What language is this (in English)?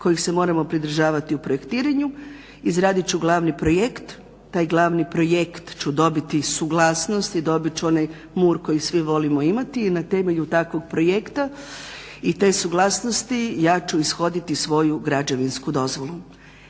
Croatian